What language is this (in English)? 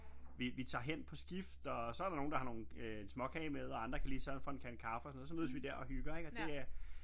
Danish